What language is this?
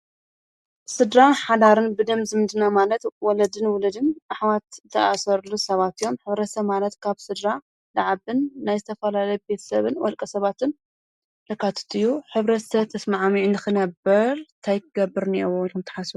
Tigrinya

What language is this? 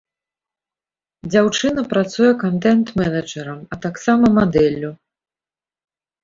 Belarusian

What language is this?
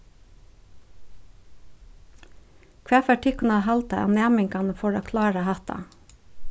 Faroese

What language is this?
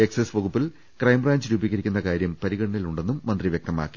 Malayalam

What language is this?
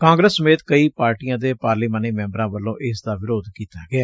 Punjabi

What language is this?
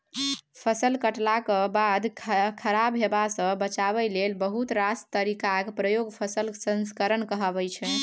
Maithili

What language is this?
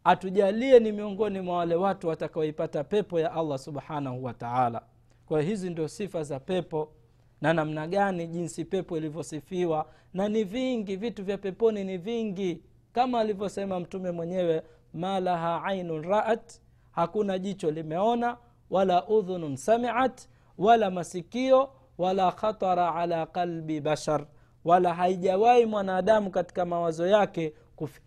Swahili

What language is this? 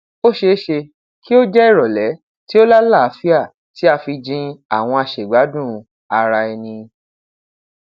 Yoruba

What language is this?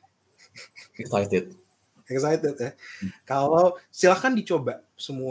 Indonesian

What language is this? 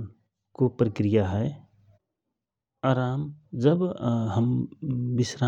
Rana Tharu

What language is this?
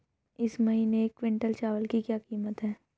Hindi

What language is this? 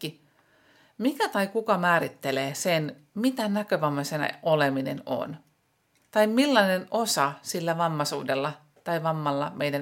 Finnish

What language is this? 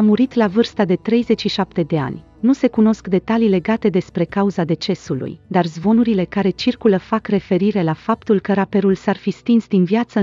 Romanian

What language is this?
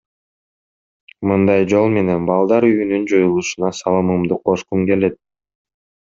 Kyrgyz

